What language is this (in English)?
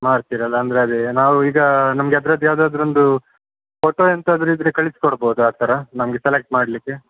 Kannada